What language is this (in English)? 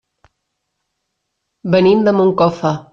Catalan